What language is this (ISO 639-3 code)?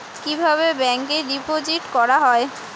ben